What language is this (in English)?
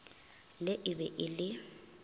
Northern Sotho